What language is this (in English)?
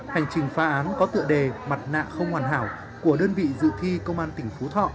Vietnamese